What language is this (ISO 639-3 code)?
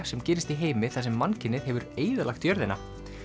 isl